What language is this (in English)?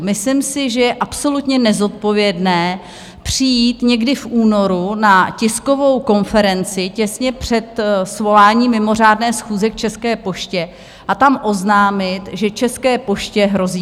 Czech